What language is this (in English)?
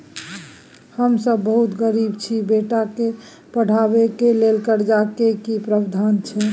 Maithili